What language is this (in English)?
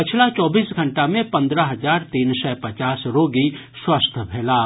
Maithili